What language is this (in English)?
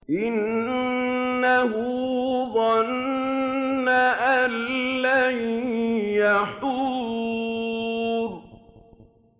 Arabic